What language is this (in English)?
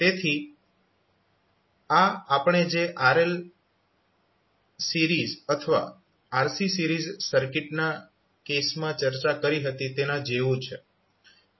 Gujarati